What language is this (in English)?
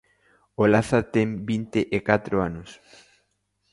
Galician